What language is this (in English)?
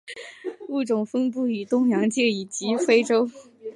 Chinese